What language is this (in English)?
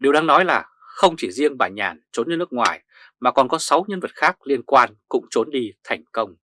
Vietnamese